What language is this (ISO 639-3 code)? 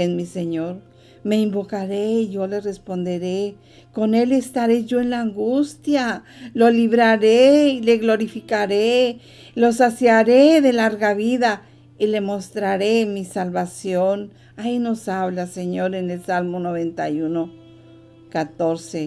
spa